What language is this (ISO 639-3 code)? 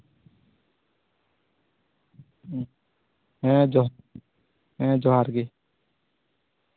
sat